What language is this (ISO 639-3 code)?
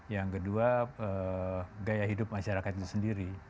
ind